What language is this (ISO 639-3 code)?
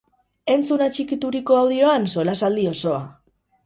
eus